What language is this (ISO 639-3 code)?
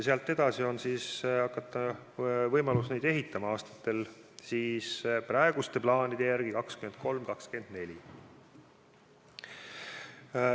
est